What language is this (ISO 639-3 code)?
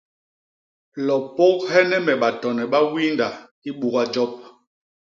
bas